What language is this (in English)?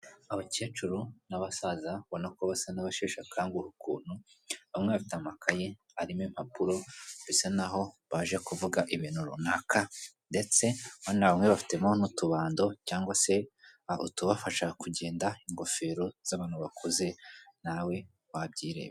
Kinyarwanda